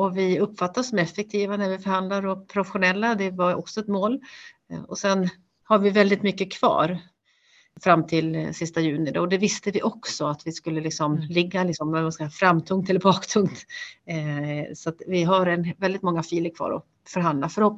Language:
Swedish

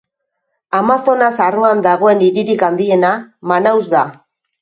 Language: Basque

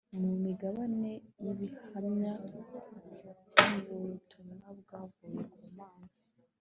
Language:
Kinyarwanda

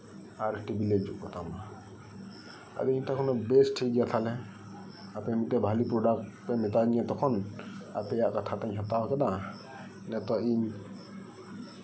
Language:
Santali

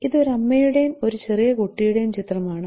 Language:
Malayalam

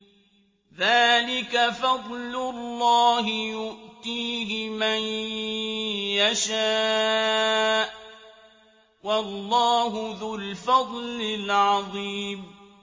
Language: Arabic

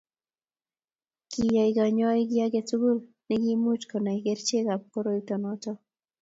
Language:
Kalenjin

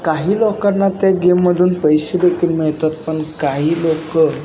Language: Marathi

